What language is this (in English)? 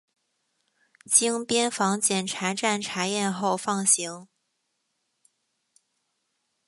Chinese